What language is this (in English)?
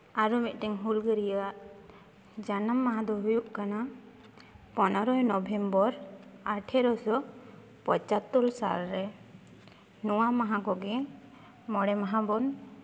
Santali